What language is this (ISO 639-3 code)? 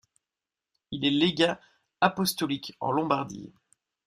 fra